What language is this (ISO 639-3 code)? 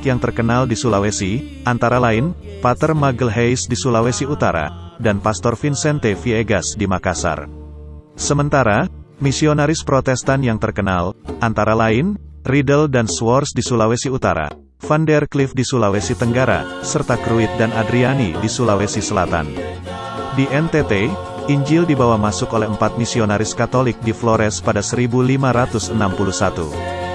ind